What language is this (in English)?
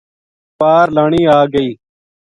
Gujari